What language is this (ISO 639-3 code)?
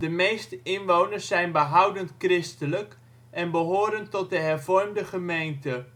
nld